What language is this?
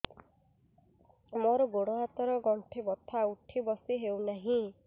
Odia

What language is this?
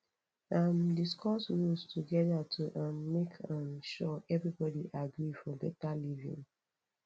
Nigerian Pidgin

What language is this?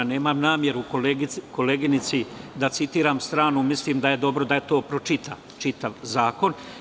Serbian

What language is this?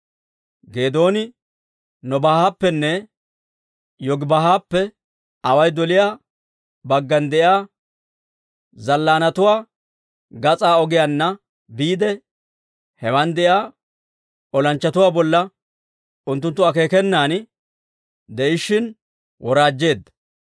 Dawro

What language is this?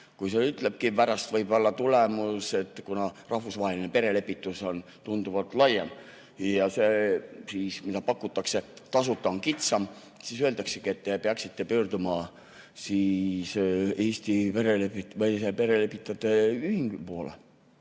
Estonian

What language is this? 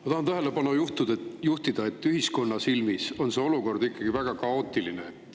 Estonian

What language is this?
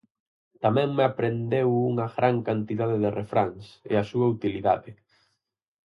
Galician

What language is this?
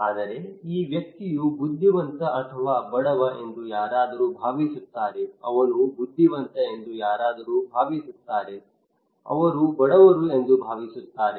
Kannada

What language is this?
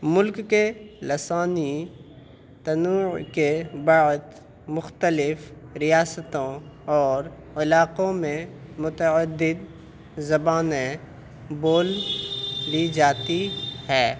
Urdu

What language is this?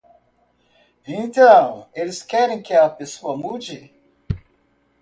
Portuguese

